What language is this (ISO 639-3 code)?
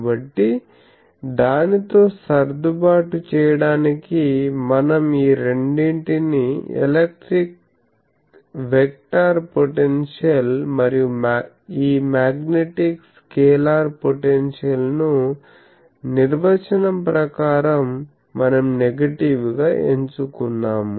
tel